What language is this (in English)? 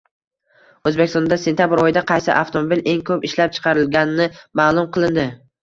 Uzbek